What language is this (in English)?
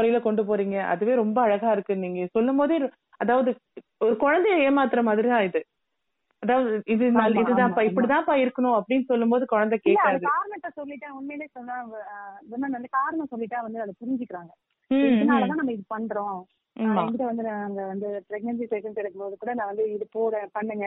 Tamil